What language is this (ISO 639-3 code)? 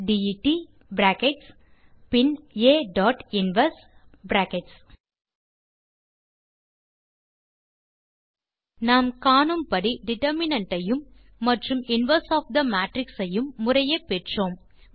tam